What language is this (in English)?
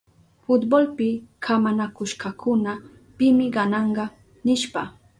Southern Pastaza Quechua